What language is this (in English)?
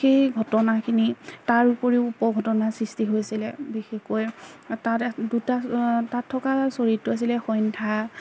Assamese